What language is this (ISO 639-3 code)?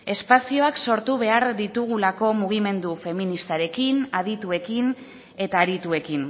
eus